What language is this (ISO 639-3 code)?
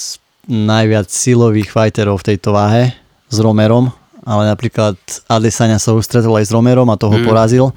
slk